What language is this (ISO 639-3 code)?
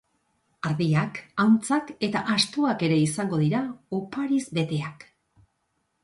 eus